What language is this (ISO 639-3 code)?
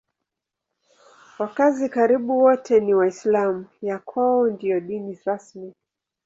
swa